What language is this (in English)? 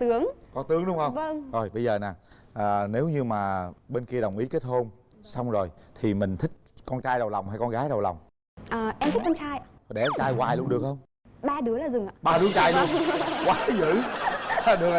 Vietnamese